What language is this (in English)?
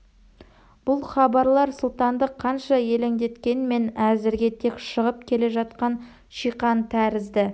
Kazakh